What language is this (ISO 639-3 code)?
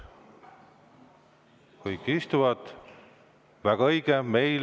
est